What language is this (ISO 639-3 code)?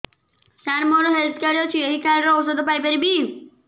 ori